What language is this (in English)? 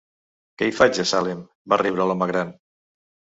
Catalan